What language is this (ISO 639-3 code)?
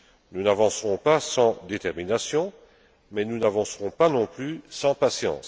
fra